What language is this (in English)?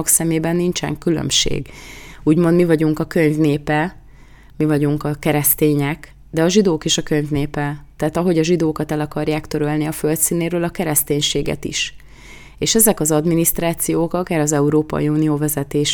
Hungarian